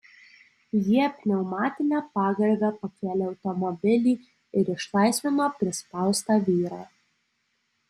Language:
Lithuanian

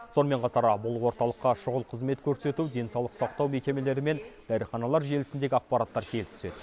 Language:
Kazakh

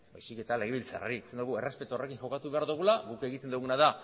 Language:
Basque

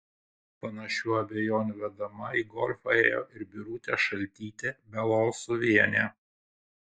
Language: Lithuanian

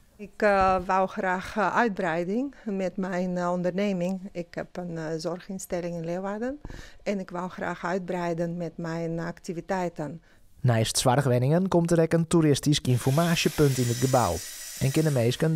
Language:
Dutch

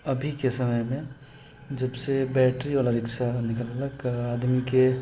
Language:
Maithili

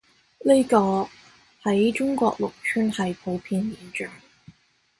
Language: Cantonese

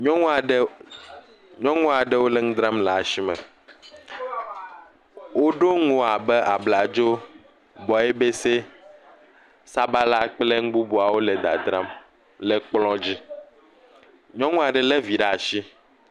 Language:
Ewe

